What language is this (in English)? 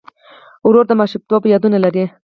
Pashto